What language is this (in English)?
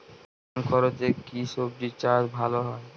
Bangla